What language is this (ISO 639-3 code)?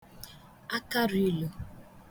ibo